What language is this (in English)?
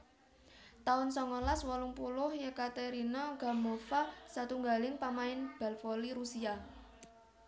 Javanese